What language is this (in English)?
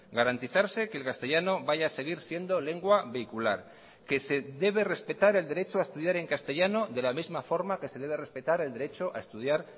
Spanish